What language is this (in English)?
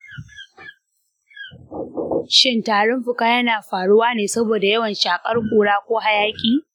Hausa